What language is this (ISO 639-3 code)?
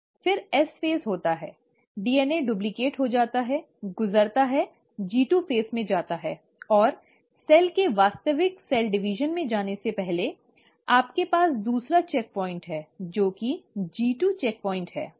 hin